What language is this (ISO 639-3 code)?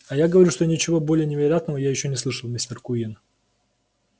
rus